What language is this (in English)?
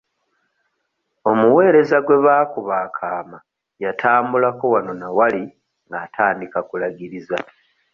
Ganda